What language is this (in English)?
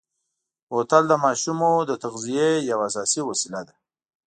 Pashto